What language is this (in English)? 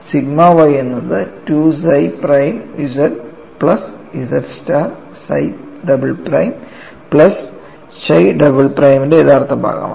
Malayalam